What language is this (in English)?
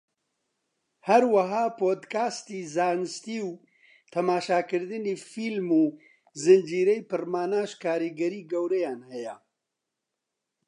Central Kurdish